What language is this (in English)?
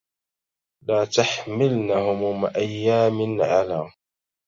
Arabic